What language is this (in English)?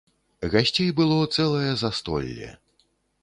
Belarusian